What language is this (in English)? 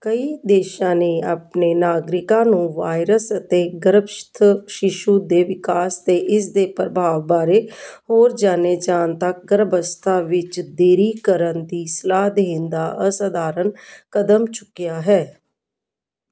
Punjabi